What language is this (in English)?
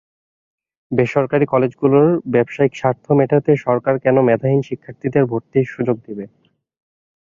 Bangla